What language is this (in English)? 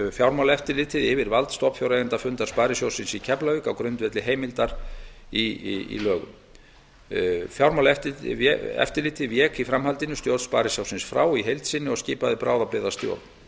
Icelandic